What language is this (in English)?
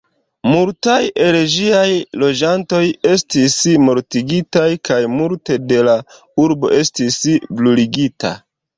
Esperanto